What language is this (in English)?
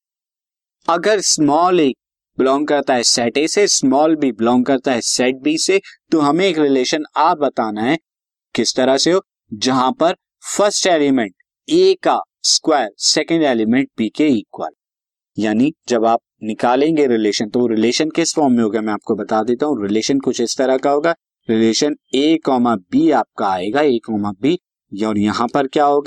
Hindi